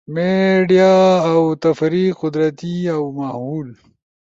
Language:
Ushojo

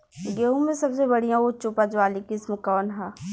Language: Bhojpuri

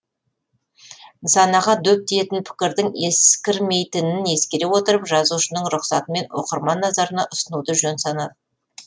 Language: Kazakh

